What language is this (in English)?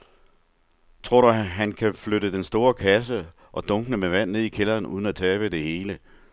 Danish